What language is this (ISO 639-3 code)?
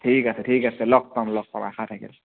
asm